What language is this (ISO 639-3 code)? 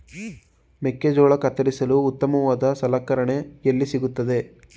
kan